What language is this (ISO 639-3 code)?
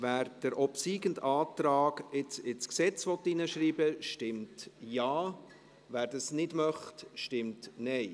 gsw